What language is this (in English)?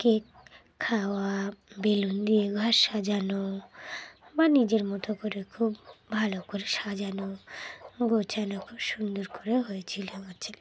Bangla